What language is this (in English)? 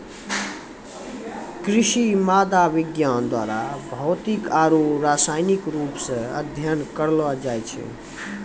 Maithili